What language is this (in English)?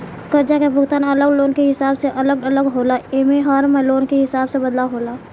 Bhojpuri